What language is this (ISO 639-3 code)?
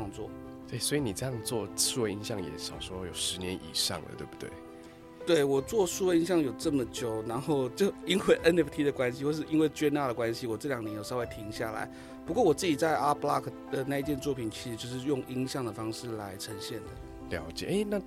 zho